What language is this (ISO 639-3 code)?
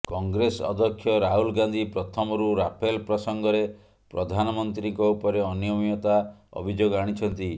ori